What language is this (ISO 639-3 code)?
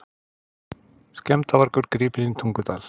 isl